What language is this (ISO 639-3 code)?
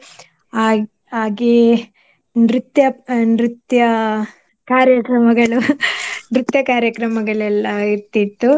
kan